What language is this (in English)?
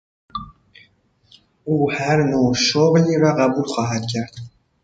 Persian